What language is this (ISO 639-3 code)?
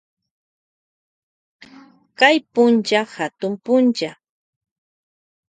qvj